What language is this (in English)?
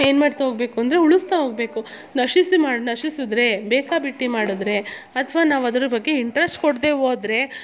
Kannada